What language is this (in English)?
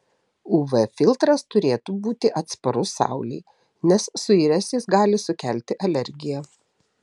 Lithuanian